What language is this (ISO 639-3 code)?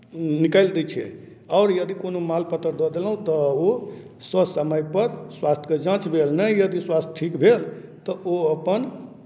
mai